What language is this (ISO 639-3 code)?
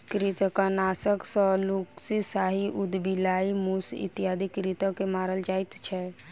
mai